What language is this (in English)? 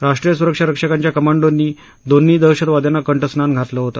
Marathi